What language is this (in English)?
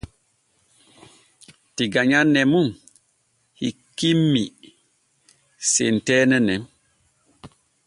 Borgu Fulfulde